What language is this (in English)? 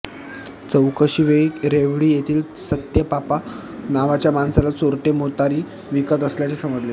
Marathi